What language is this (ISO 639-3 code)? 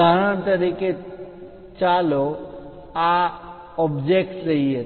guj